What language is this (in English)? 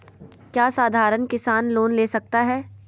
Magahi